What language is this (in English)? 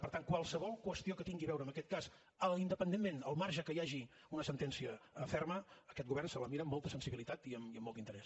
Catalan